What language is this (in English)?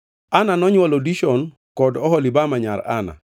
Luo (Kenya and Tanzania)